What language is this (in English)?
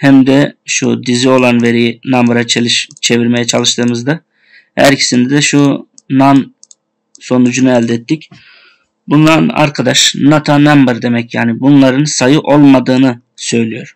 Turkish